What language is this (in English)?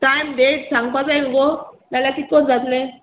Konkani